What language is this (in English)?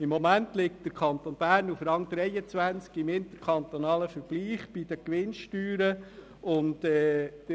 Swiss German